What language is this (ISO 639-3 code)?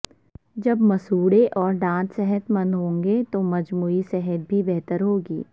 urd